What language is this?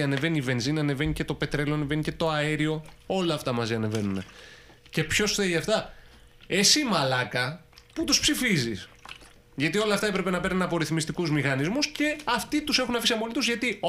Greek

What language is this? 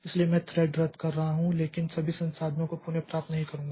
Hindi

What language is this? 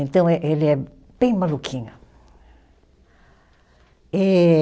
Portuguese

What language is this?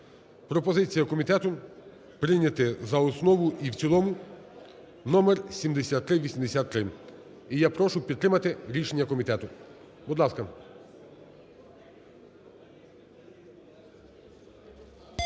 Ukrainian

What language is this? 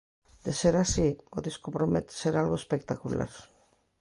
Galician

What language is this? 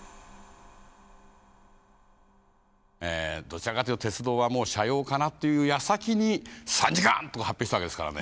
Japanese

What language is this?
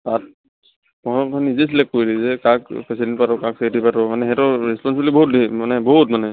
Assamese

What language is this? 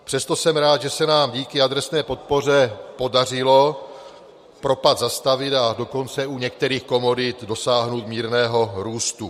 Czech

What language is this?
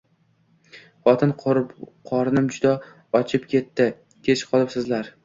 Uzbek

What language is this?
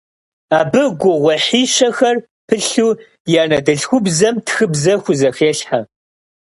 Kabardian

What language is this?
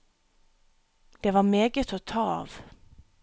Norwegian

